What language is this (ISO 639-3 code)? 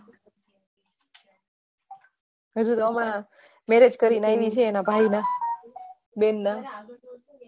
guj